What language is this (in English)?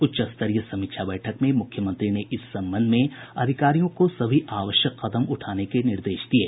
Hindi